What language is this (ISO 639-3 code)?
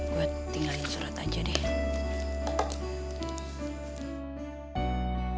ind